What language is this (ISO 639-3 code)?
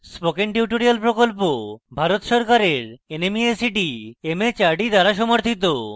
ben